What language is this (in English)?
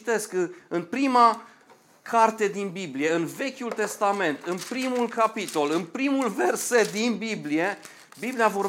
Romanian